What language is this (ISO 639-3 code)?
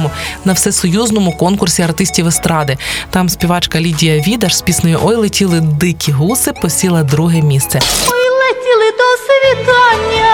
ukr